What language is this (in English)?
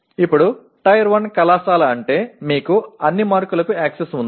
Telugu